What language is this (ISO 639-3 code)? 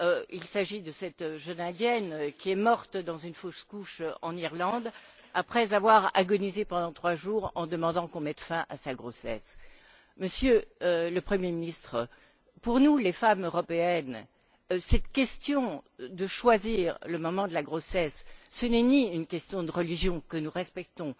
fra